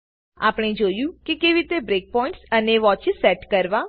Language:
Gujarati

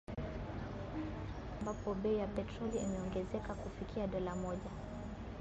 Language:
Swahili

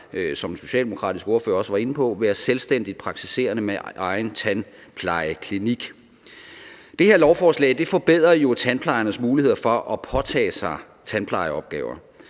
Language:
Danish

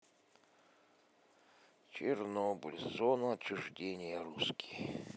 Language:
Russian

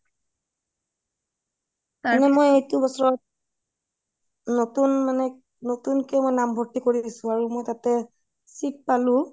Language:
Assamese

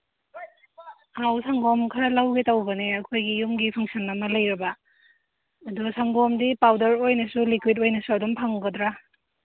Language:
Manipuri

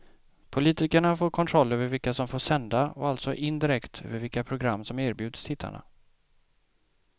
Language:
Swedish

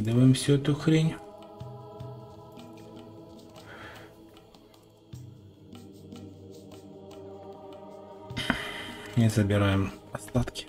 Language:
Russian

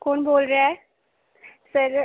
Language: Dogri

